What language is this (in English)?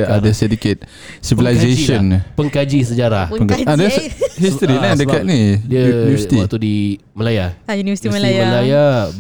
Malay